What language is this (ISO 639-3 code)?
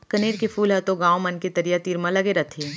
hne